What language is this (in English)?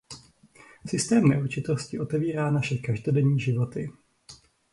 Czech